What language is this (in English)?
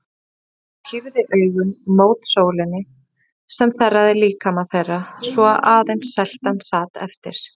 Icelandic